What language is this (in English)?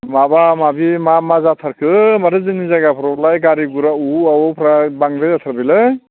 Bodo